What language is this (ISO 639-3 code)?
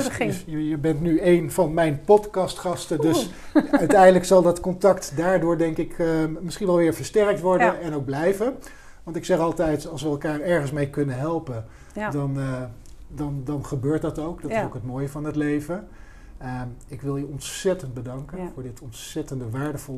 nld